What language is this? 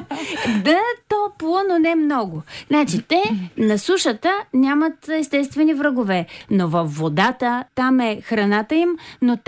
Bulgarian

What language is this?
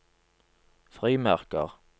Norwegian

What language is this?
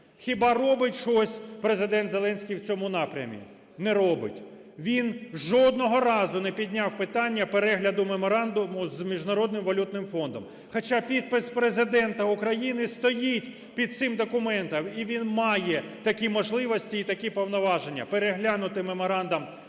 Ukrainian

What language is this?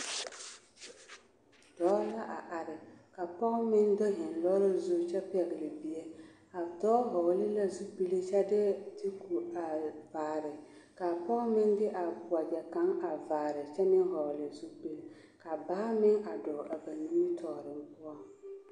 Southern Dagaare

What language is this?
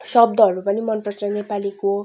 Nepali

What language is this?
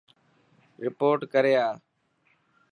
Dhatki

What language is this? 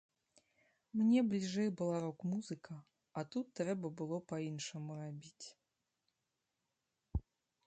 Belarusian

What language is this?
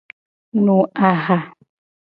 Gen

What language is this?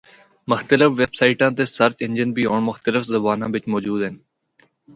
Northern Hindko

